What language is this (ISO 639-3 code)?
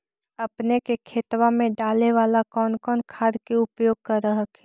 mag